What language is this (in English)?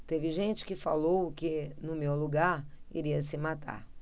Portuguese